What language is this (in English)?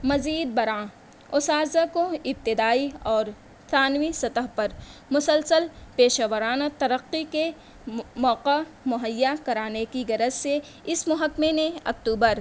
Urdu